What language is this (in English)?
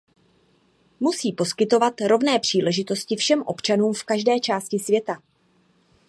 Czech